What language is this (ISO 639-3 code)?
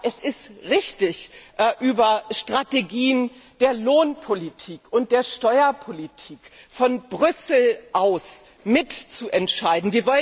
deu